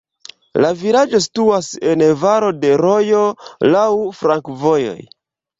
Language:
Esperanto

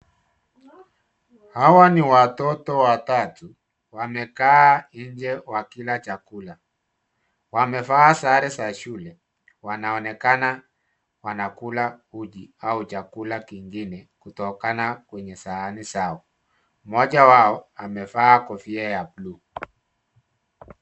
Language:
Swahili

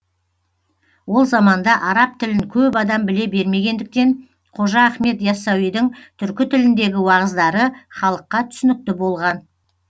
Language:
Kazakh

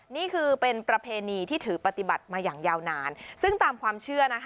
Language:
Thai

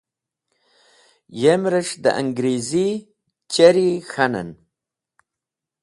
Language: Wakhi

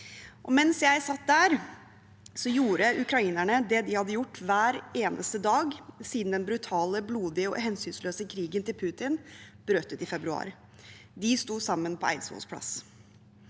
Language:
Norwegian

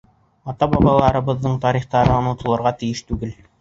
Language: Bashkir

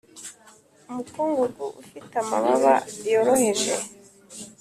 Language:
Kinyarwanda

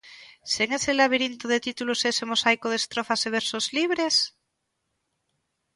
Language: Galician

